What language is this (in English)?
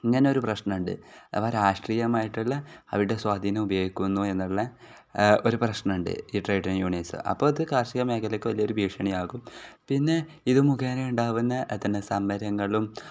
Malayalam